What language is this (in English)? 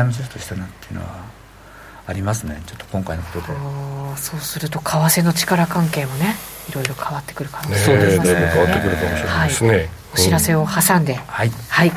Japanese